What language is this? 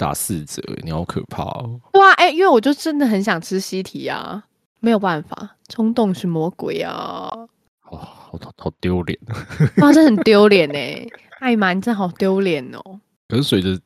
Chinese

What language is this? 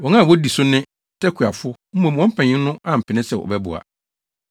Akan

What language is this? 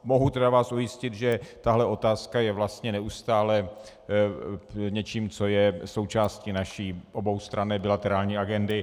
Czech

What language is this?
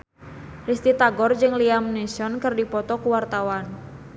Sundanese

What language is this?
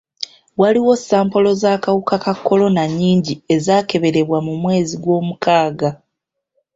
Ganda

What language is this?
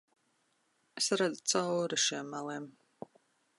Latvian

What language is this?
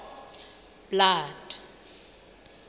Southern Sotho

